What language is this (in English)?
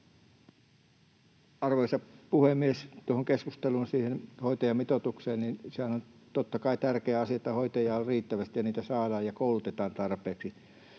Finnish